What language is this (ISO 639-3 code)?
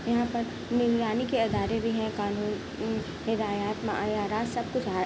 urd